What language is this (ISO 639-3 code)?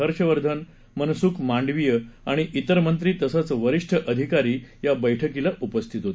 mar